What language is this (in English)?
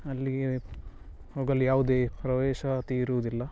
Kannada